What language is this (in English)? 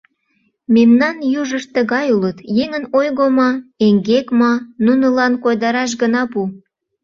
Mari